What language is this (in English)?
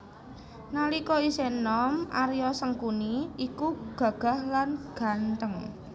Javanese